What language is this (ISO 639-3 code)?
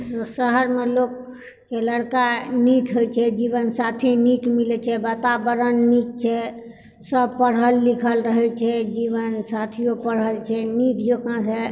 mai